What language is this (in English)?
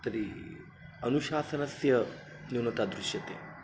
Sanskrit